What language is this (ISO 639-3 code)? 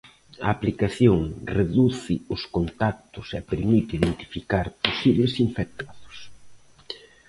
glg